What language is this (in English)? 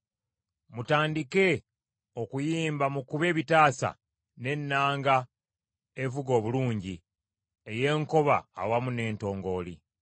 Ganda